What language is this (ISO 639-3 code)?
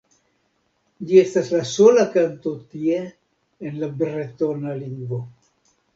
epo